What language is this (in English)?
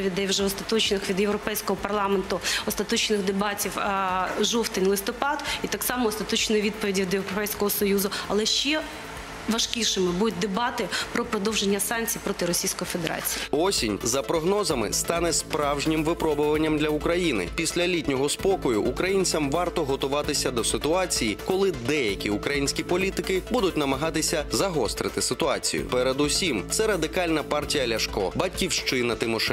Ukrainian